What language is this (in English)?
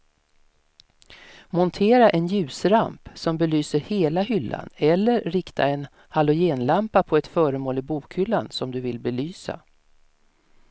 Swedish